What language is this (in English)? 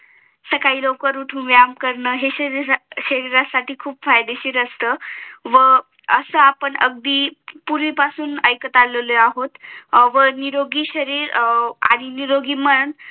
Marathi